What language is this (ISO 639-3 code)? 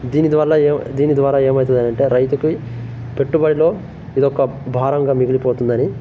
tel